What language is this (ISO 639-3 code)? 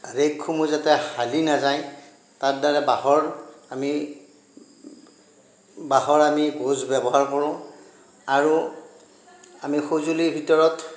asm